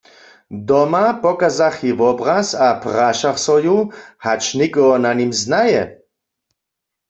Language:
Upper Sorbian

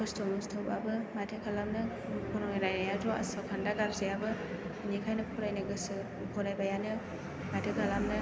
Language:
Bodo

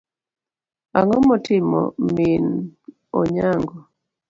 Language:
Luo (Kenya and Tanzania)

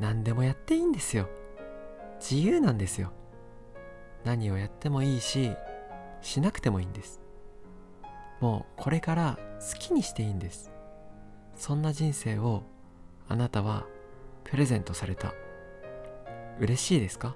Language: Japanese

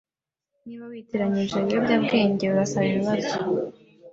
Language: Kinyarwanda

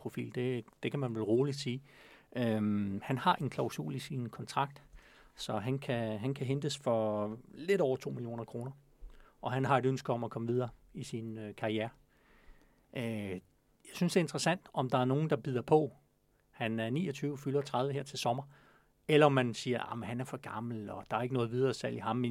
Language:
Danish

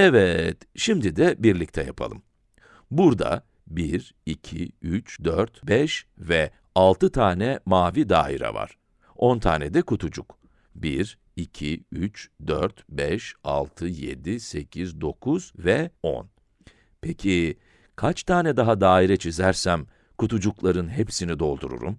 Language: Turkish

